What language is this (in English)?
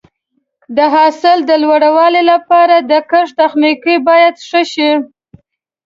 Pashto